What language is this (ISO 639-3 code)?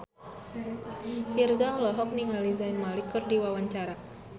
sun